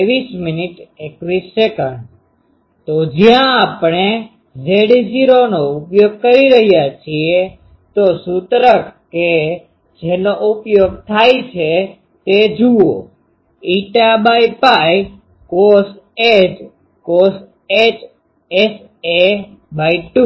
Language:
Gujarati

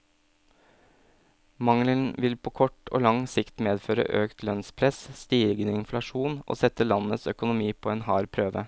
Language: Norwegian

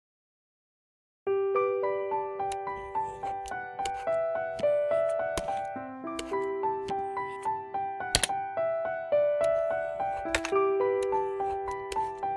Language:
English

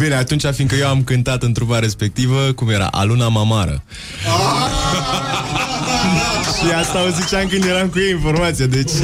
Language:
Romanian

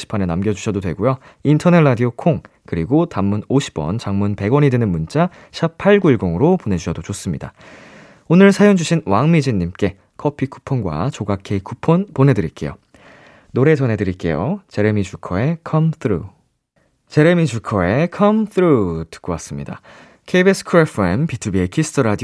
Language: Korean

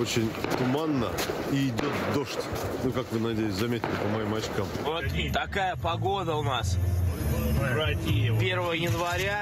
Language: Russian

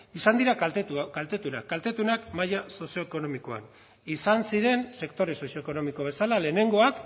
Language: Basque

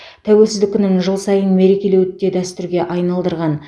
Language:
Kazakh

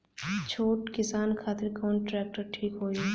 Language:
Bhojpuri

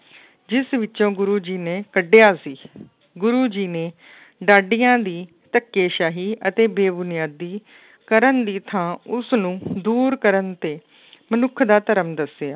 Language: Punjabi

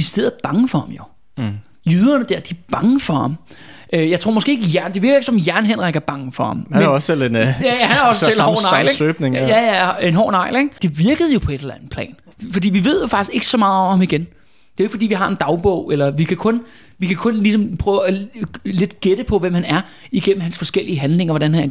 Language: Danish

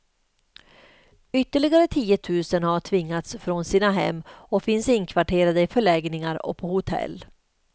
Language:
Swedish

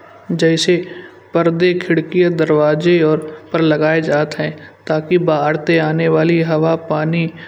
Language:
Kanauji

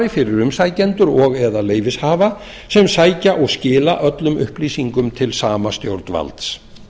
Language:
Icelandic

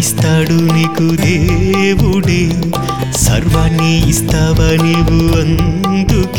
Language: Telugu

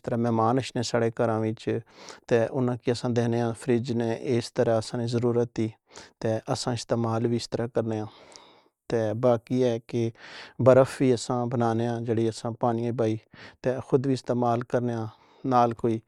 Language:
Pahari-Potwari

